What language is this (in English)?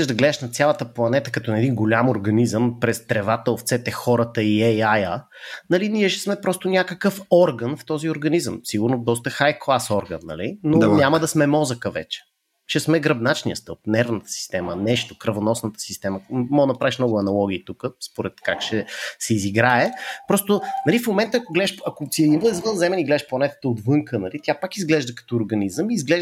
Bulgarian